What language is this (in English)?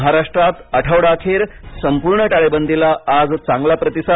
Marathi